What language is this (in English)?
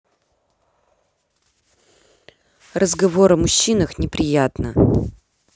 Russian